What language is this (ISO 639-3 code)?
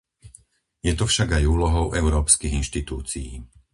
slk